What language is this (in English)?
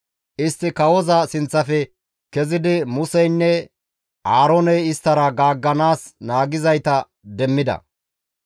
Gamo